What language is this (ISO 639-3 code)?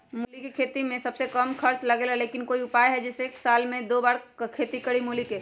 mag